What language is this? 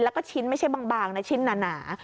Thai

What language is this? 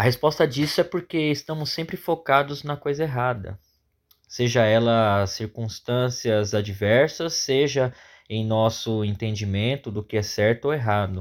Portuguese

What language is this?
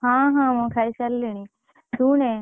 Odia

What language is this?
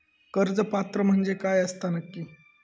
Marathi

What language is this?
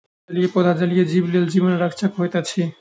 Maithili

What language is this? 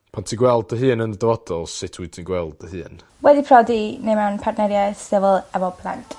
Welsh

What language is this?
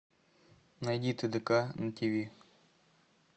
Russian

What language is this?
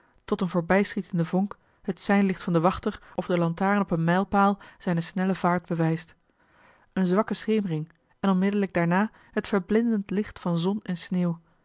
Dutch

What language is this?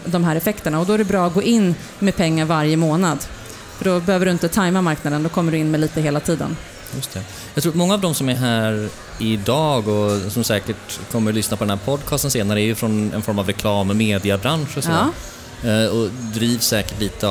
Swedish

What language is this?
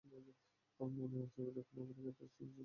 Bangla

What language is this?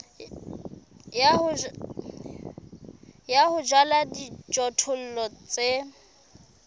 Southern Sotho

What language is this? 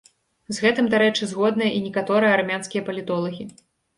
Belarusian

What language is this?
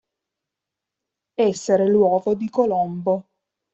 Italian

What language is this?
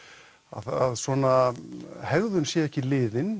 Icelandic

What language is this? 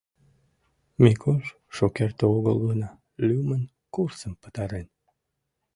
Mari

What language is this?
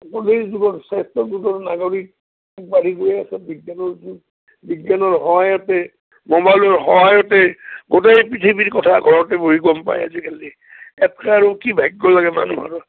Assamese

